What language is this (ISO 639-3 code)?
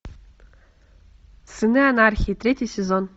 rus